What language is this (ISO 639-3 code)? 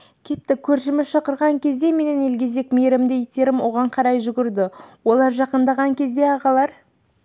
kaz